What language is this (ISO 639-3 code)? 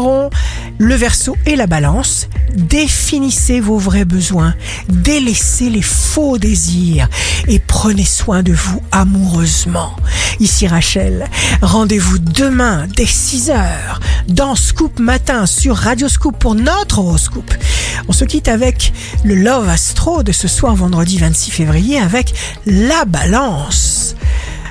fra